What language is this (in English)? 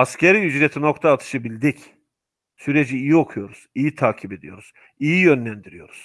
Turkish